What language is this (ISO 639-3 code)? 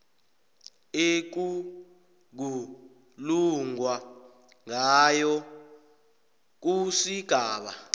nbl